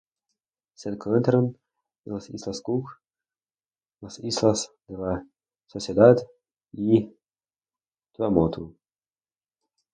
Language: Spanish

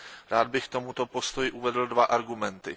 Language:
Czech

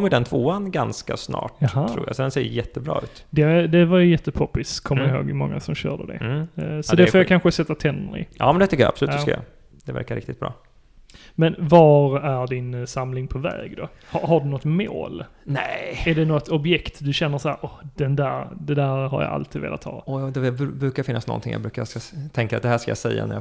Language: Swedish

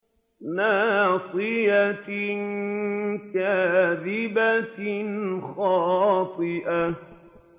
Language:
Arabic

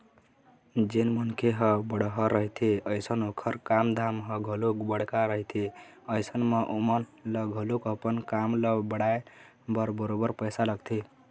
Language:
Chhattisgarhi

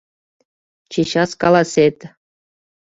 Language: Mari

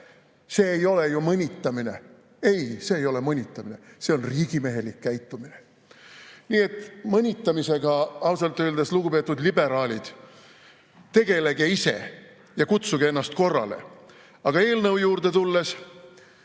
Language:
Estonian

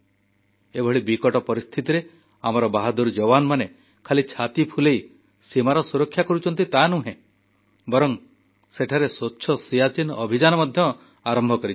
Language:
Odia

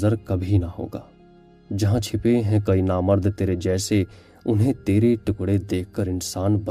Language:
Urdu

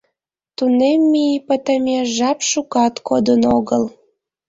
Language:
Mari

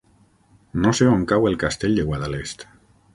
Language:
Catalan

